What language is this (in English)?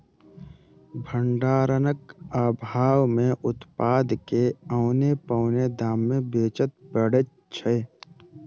Maithili